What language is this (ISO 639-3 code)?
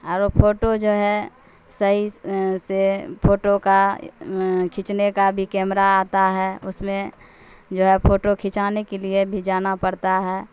urd